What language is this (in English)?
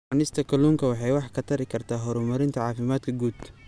Somali